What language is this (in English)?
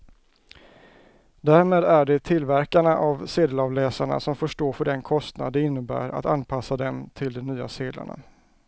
Swedish